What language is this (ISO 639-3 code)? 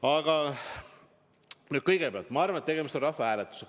est